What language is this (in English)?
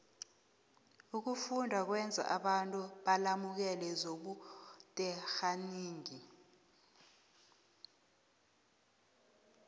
South Ndebele